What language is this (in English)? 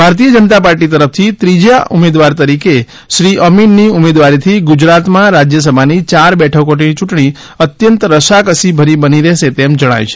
Gujarati